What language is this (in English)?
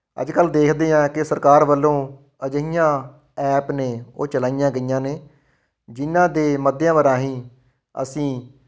Punjabi